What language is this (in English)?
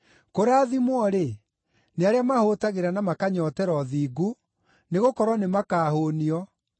Kikuyu